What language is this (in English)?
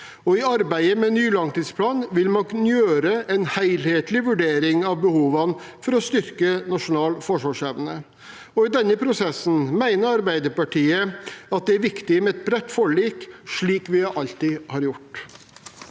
Norwegian